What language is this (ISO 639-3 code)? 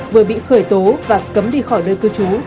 vie